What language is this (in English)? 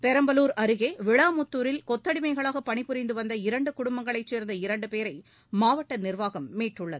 Tamil